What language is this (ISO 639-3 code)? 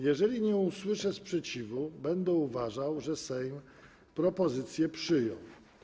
pol